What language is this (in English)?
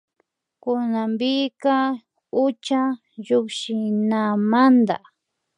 Imbabura Highland Quichua